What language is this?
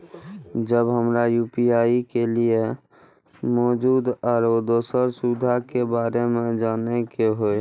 Maithili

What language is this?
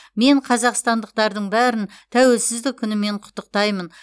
Kazakh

